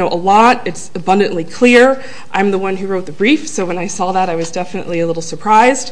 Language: English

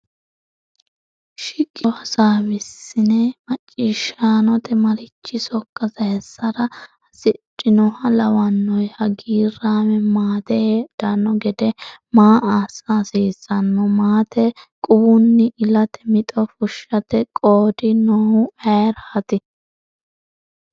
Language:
Sidamo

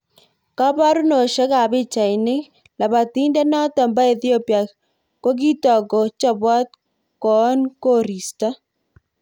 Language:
Kalenjin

